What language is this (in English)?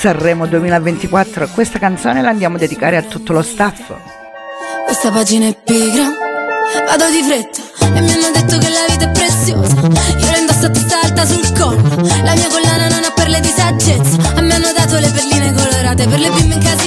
Italian